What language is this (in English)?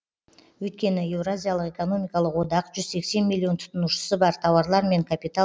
Kazakh